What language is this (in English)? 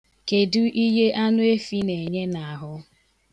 Igbo